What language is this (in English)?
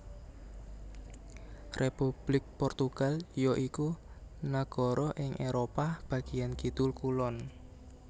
Javanese